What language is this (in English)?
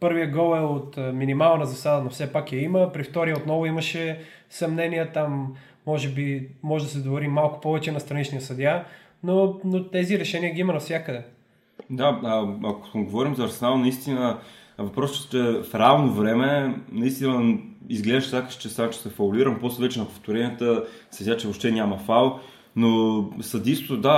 Bulgarian